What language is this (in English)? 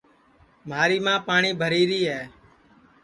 Sansi